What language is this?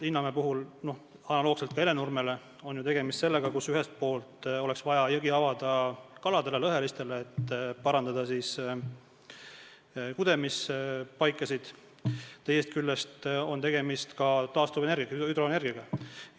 Estonian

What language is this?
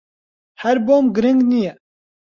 Central Kurdish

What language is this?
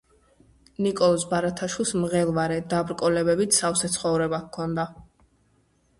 Georgian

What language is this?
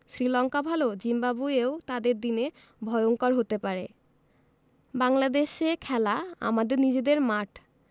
Bangla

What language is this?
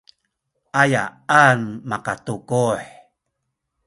Sakizaya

